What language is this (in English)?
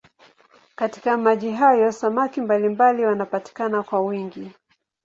Swahili